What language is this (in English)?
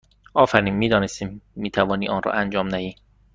Persian